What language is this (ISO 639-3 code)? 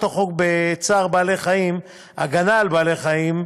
heb